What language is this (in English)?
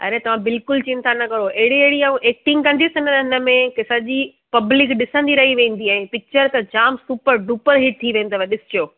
Sindhi